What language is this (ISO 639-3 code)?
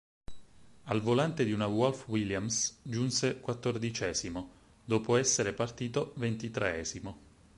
ita